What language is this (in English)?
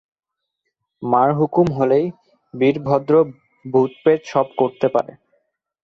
Bangla